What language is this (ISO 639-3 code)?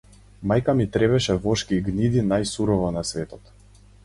mkd